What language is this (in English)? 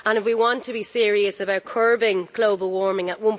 English